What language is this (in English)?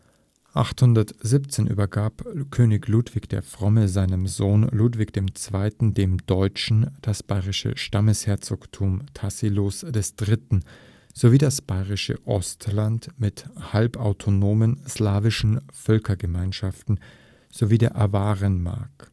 German